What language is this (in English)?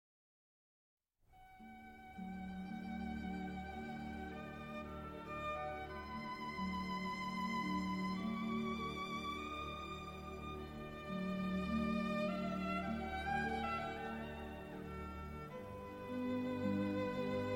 Italian